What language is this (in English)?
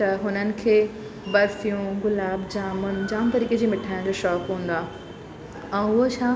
Sindhi